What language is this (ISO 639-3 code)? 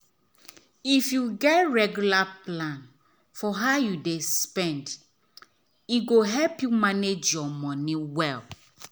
pcm